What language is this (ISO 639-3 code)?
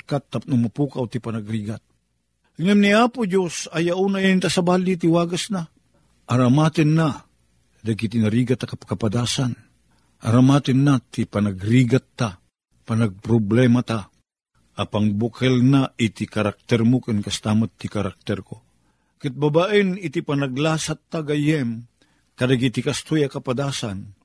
fil